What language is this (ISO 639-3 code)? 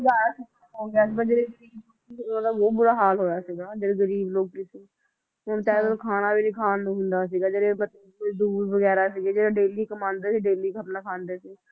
pan